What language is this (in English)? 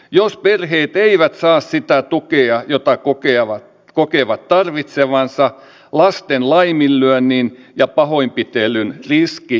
Finnish